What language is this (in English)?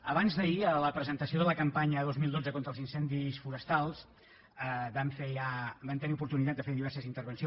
Catalan